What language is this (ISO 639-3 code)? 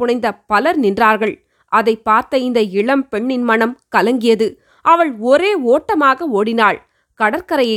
tam